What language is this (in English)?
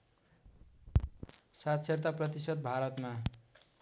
Nepali